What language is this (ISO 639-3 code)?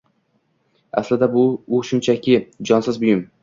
uzb